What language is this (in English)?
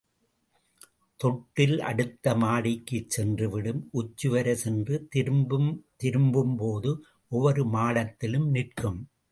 Tamil